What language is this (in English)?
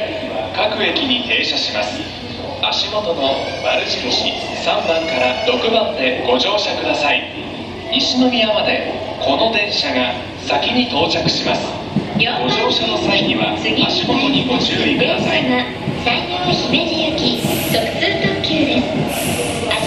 Japanese